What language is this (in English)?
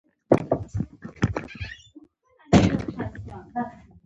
Pashto